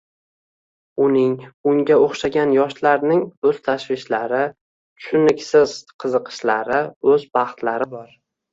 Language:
Uzbek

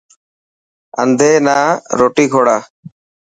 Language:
Dhatki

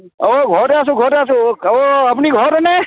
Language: Assamese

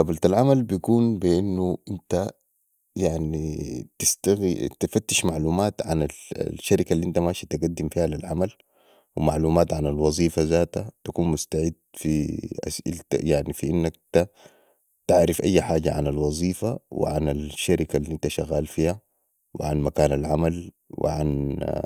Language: Sudanese Arabic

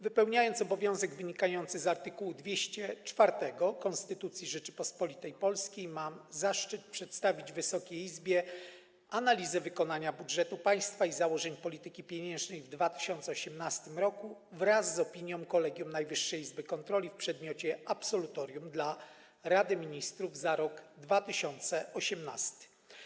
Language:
Polish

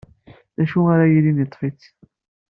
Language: Kabyle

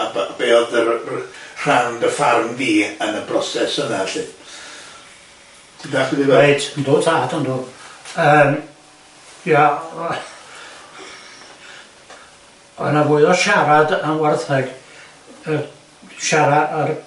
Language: Welsh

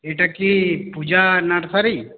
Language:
Bangla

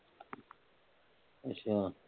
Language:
Punjabi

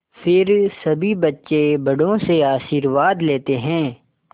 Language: Hindi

